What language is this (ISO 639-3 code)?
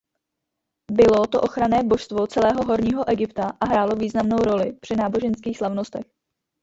ces